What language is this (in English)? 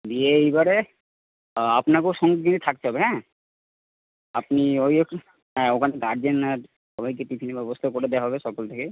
Bangla